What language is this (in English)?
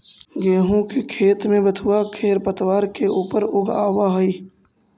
Magahi